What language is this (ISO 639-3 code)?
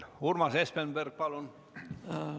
est